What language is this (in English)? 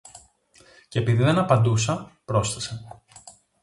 Greek